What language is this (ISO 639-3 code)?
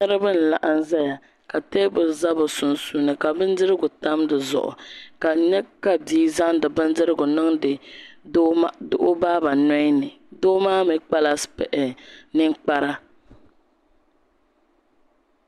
dag